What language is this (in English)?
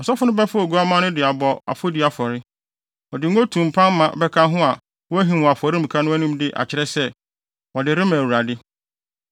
Akan